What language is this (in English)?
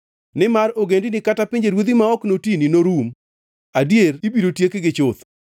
Luo (Kenya and Tanzania)